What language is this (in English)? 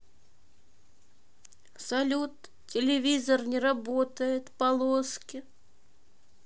Russian